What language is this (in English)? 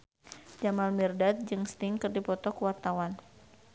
Sundanese